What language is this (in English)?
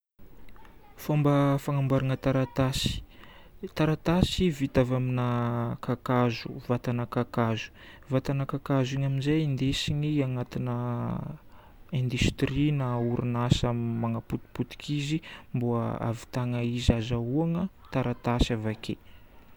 Northern Betsimisaraka Malagasy